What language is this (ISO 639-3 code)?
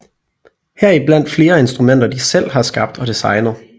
dan